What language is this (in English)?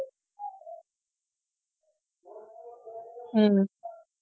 Tamil